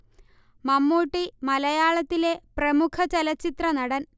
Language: Malayalam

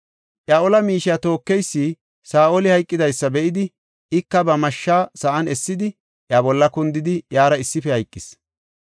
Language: Gofa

